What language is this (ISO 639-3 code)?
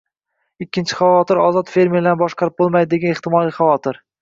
uzb